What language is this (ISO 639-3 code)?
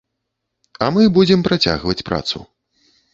bel